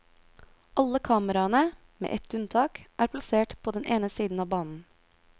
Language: Norwegian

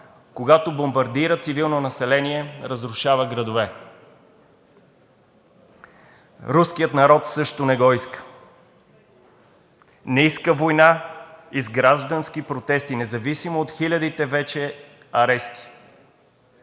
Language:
Bulgarian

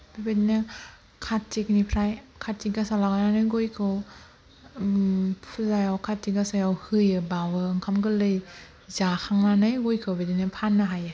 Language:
Bodo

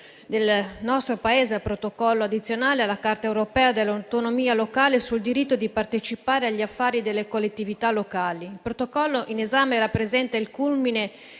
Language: Italian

